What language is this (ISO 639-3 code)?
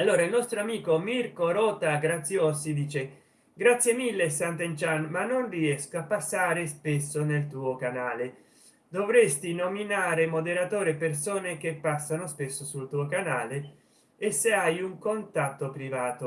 ita